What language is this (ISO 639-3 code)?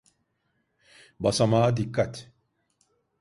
tur